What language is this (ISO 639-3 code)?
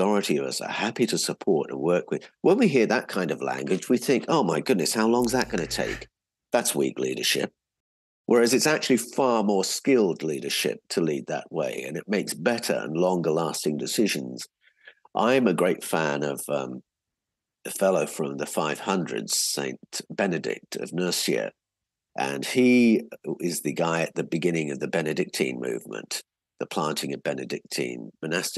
eng